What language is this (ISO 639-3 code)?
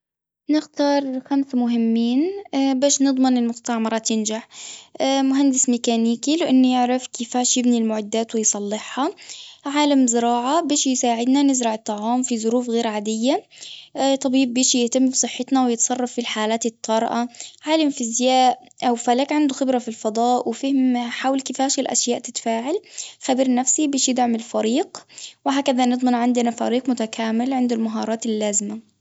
aeb